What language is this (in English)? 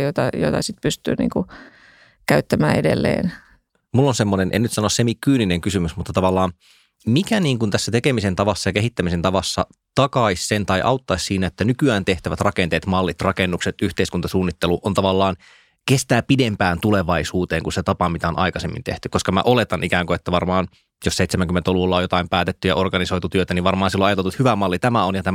Finnish